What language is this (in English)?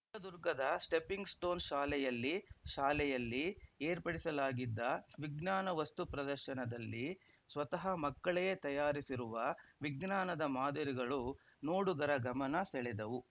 Kannada